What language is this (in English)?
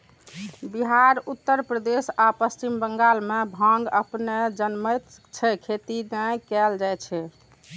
Maithili